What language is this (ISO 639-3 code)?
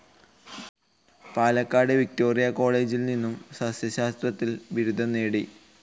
mal